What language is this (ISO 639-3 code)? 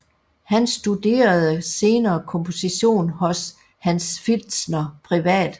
dan